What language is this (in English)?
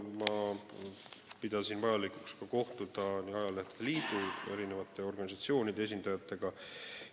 Estonian